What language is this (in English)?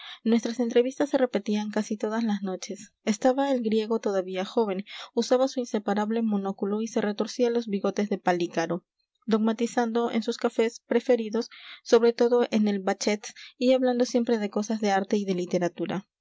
Spanish